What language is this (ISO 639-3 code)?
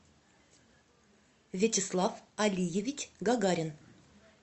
rus